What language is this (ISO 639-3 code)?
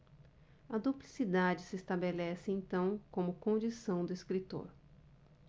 por